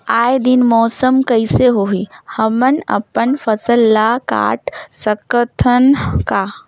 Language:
Chhattisgarhi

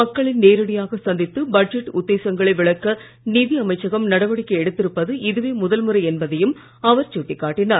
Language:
Tamil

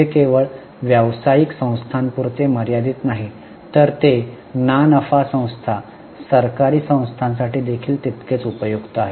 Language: Marathi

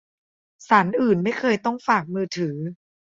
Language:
Thai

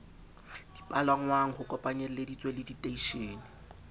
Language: Southern Sotho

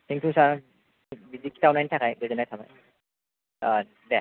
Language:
Bodo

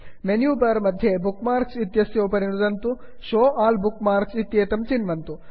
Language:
Sanskrit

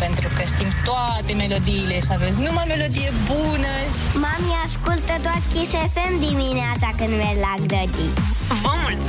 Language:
Romanian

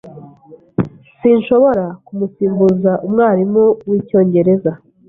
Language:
Kinyarwanda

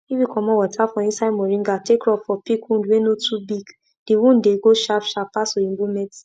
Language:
Nigerian Pidgin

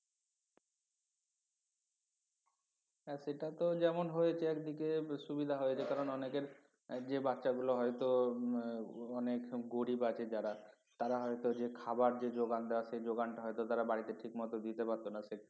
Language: Bangla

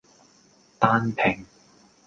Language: Cantonese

